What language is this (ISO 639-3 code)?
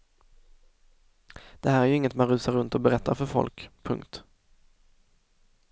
swe